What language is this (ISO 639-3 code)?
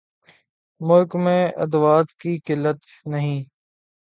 urd